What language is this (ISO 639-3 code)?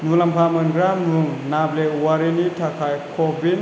brx